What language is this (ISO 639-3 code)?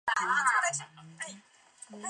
zho